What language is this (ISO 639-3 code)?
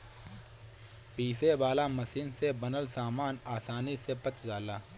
bho